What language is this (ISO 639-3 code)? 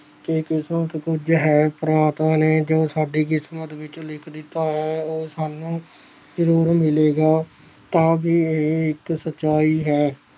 pan